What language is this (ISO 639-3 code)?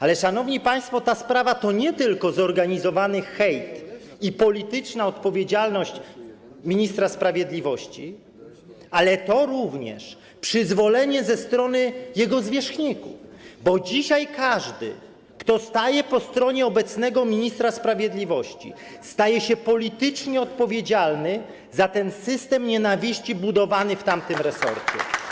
pol